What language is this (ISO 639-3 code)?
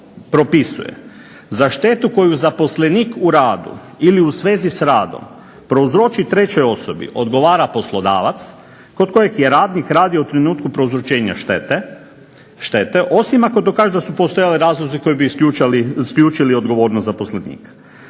hrv